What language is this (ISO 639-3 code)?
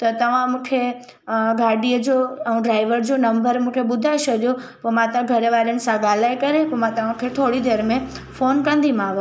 snd